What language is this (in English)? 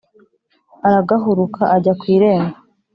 Kinyarwanda